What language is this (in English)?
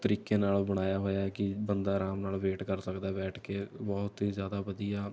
Punjabi